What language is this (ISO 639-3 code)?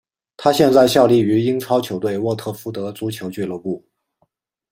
zho